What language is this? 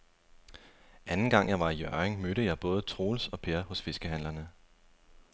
Danish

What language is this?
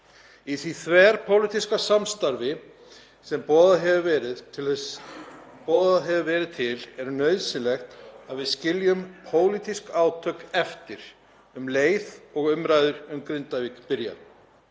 Icelandic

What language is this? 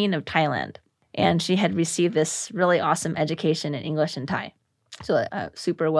English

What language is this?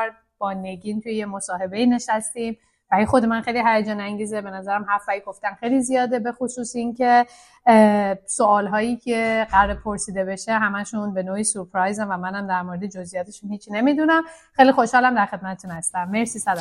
Persian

